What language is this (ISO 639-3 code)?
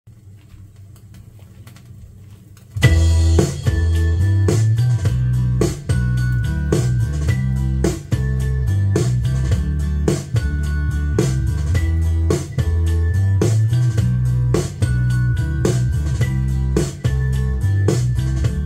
tha